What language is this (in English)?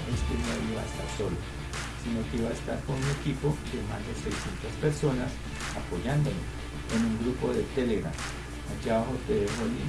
Spanish